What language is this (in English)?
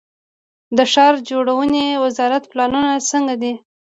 Pashto